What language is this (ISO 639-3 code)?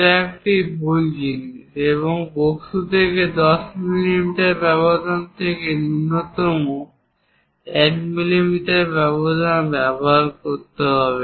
ben